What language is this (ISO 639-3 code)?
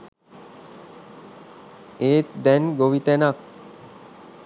sin